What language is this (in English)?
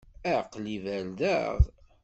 Kabyle